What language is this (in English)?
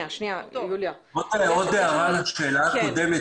Hebrew